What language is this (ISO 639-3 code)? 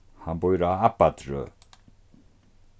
fao